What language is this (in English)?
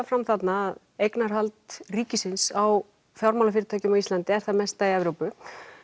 Icelandic